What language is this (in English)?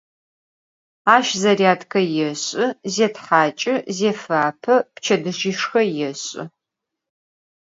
Adyghe